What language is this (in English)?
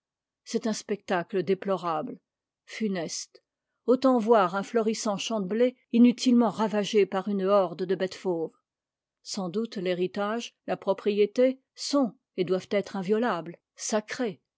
French